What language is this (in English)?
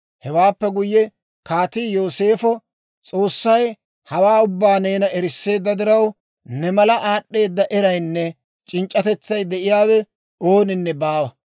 Dawro